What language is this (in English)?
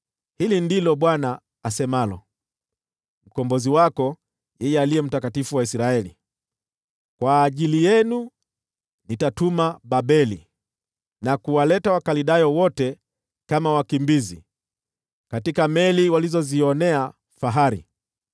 Swahili